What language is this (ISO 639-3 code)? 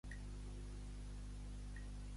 cat